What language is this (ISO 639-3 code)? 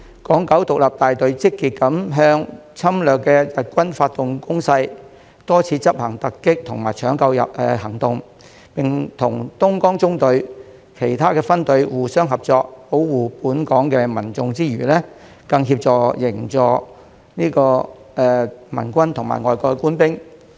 yue